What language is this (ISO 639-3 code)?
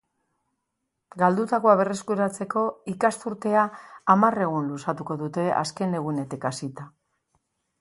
eus